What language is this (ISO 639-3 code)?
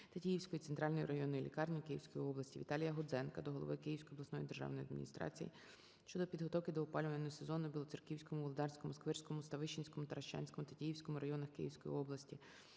ukr